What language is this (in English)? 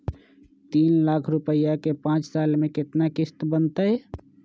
Magahi